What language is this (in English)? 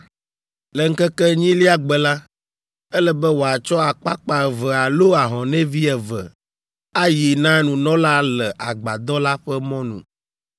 Ewe